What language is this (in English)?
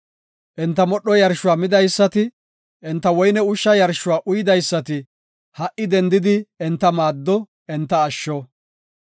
Gofa